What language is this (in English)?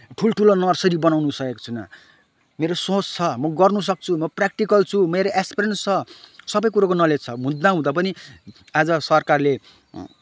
Nepali